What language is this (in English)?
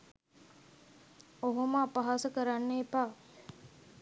Sinhala